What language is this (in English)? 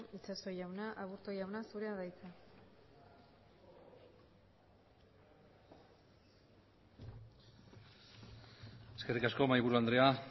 Basque